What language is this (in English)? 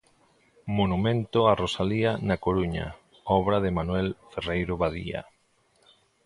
Galician